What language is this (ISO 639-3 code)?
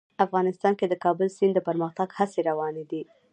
pus